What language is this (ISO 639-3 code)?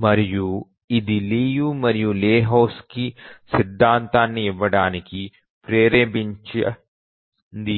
tel